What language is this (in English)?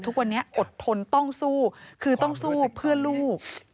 Thai